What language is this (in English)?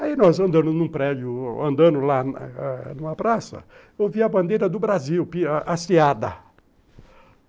Portuguese